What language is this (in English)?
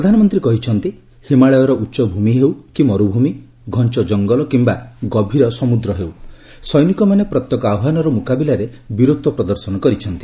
Odia